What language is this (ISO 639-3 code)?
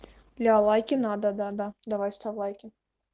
rus